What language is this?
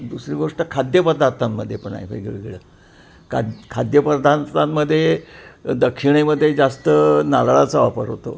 Marathi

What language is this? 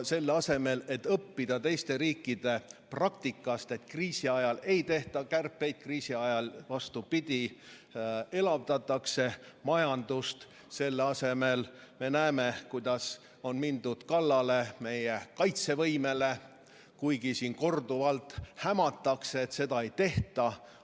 Estonian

